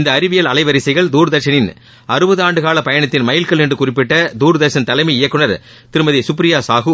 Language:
Tamil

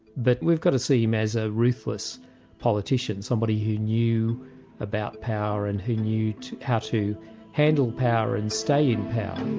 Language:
English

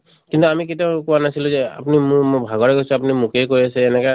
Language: Assamese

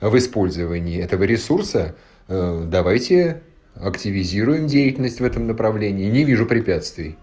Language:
Russian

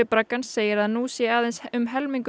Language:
Icelandic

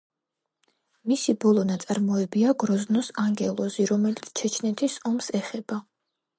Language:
Georgian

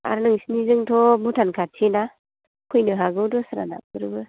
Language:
Bodo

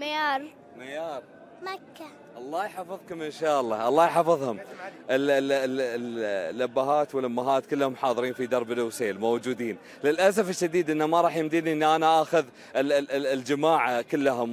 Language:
Arabic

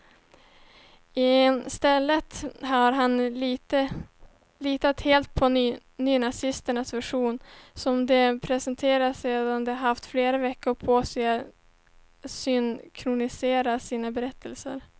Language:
Swedish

